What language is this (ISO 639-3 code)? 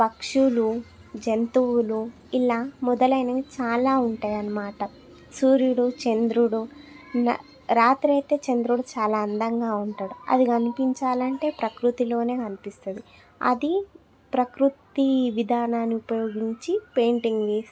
tel